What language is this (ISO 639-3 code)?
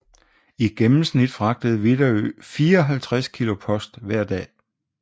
dan